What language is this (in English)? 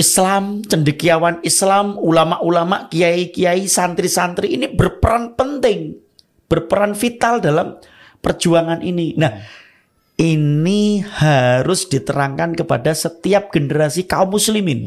Indonesian